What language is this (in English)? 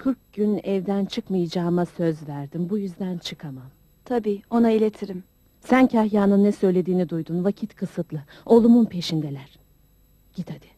Turkish